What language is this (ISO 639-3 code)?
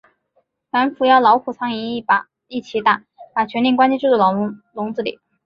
zho